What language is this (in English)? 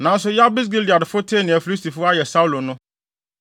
Akan